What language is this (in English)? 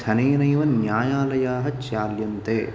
Sanskrit